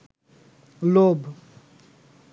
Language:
Bangla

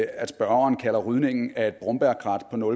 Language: Danish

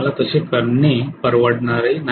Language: Marathi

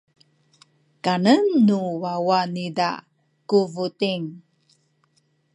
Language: Sakizaya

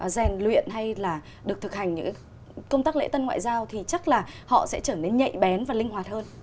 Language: Vietnamese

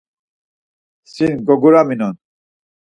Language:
Laz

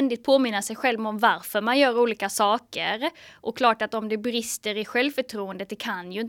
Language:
Swedish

